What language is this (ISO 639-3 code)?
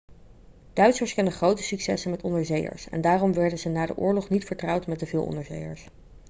nld